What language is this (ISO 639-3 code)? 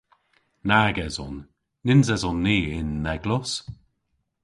cor